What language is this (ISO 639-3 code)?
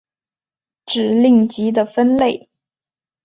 zho